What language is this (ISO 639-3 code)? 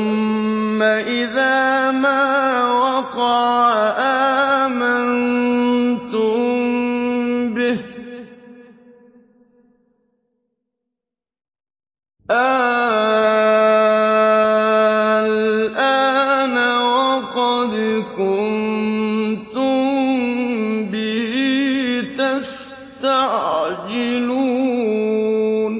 ara